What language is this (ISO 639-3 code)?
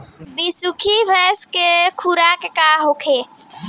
bho